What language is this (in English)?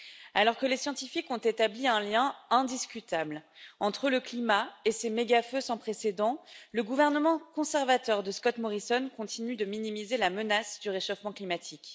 French